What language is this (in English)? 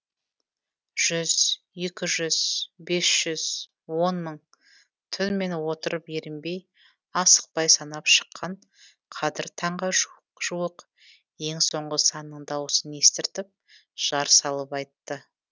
Kazakh